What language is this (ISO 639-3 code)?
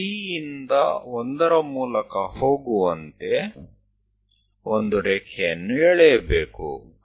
kan